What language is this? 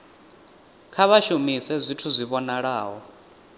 Venda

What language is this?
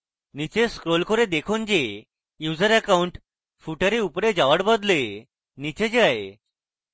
Bangla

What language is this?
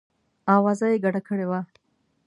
Pashto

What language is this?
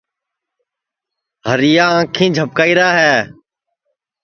Sansi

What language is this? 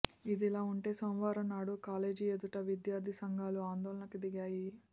Telugu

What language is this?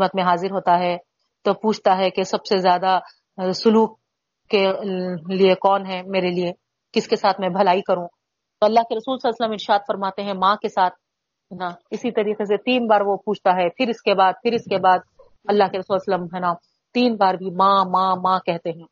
Urdu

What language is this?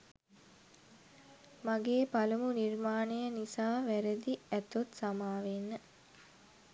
Sinhala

